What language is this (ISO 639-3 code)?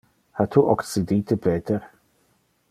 ina